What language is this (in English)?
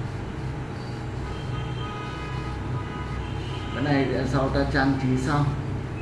Vietnamese